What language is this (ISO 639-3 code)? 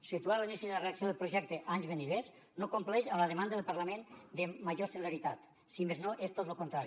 cat